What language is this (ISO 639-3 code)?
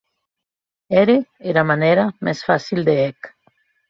oci